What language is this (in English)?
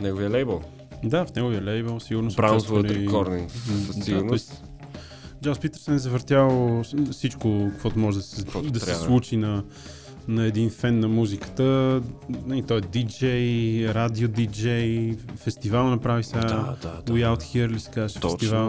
Bulgarian